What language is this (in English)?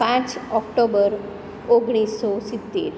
Gujarati